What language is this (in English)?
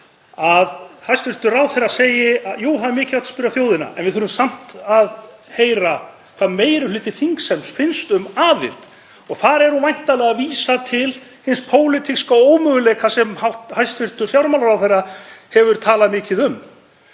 Icelandic